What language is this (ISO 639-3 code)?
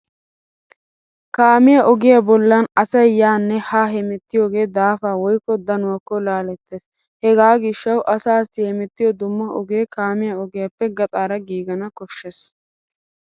wal